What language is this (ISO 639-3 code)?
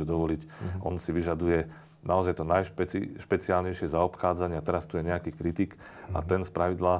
slk